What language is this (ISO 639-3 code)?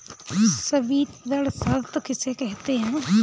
hin